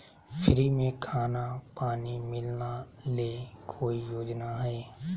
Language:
Magahi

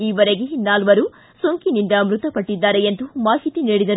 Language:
Kannada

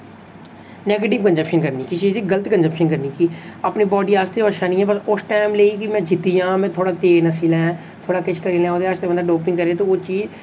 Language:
Dogri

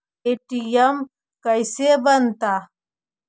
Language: Magahi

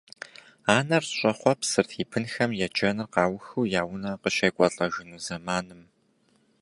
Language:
Kabardian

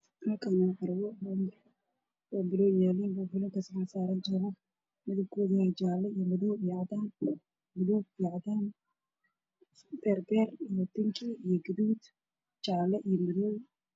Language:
Somali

